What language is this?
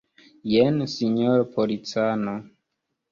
Esperanto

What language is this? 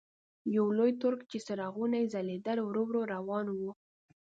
Pashto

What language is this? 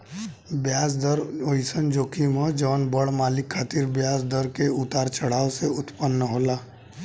Bhojpuri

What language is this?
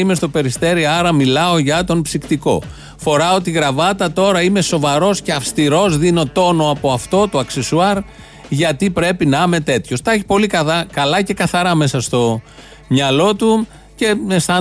Greek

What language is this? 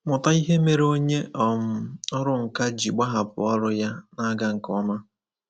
Igbo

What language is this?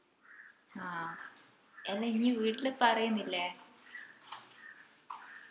Malayalam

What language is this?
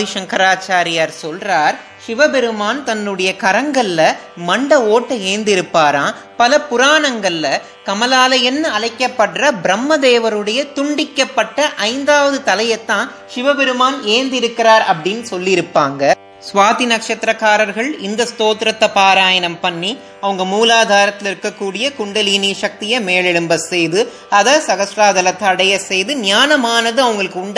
Tamil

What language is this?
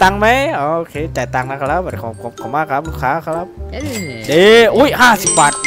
Thai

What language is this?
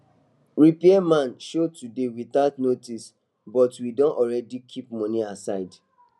Nigerian Pidgin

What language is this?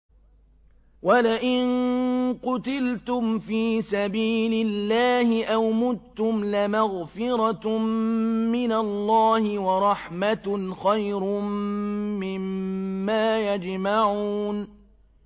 Arabic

